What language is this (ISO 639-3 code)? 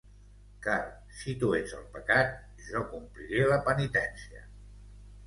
cat